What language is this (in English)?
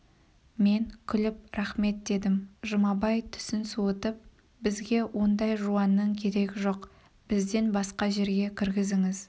Kazakh